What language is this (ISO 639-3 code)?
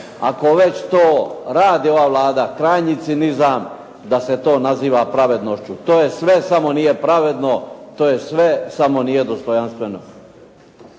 hrv